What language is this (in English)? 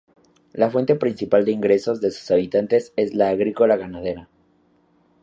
Spanish